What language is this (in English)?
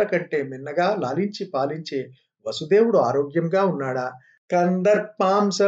Telugu